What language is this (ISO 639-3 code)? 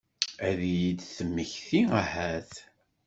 kab